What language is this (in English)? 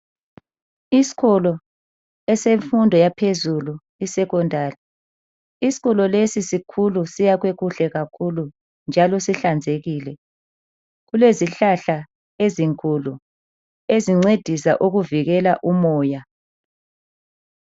North Ndebele